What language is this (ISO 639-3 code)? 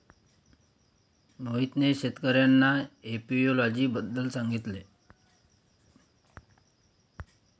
mar